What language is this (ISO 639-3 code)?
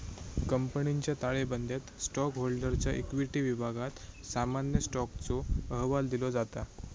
mar